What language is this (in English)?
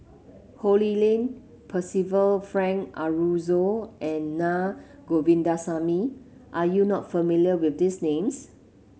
English